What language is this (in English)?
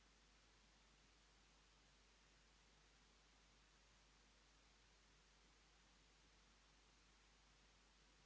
Croatian